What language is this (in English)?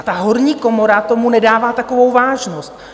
Czech